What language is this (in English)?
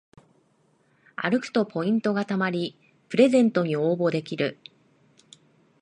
Japanese